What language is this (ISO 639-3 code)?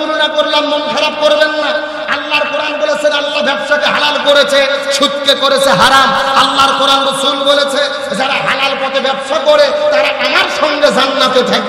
ara